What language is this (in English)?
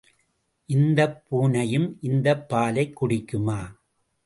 Tamil